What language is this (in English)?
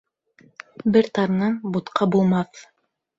Bashkir